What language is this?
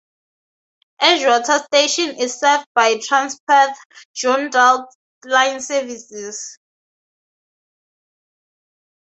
English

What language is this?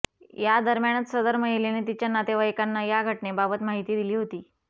Marathi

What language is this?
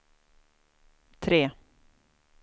Swedish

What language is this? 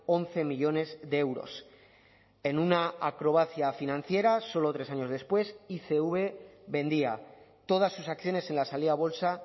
Spanish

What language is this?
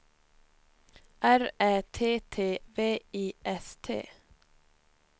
Swedish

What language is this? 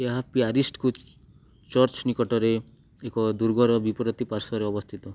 Odia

